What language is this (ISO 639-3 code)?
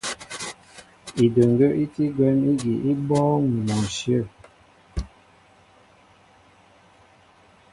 mbo